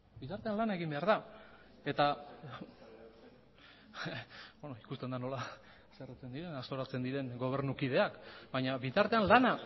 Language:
Basque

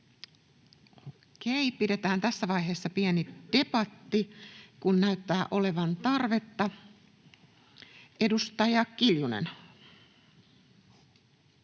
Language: Finnish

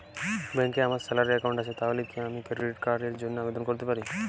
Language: Bangla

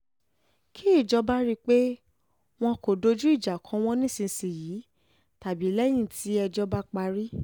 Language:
Yoruba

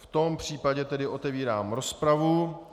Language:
Czech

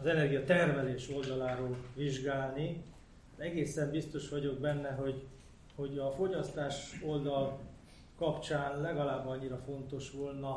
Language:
Hungarian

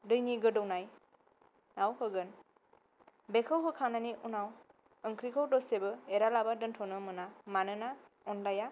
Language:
Bodo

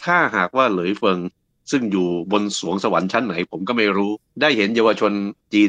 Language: Thai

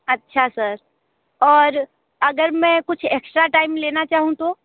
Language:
Hindi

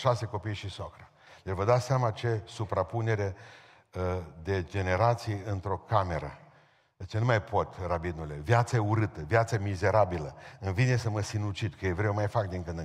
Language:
Romanian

